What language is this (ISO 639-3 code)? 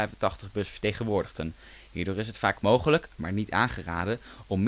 nld